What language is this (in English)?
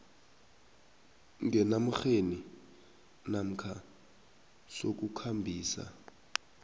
South Ndebele